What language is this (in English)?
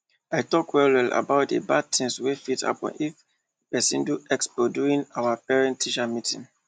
Nigerian Pidgin